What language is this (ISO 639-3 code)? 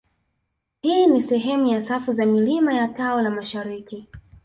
swa